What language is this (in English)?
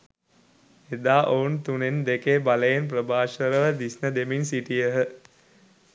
Sinhala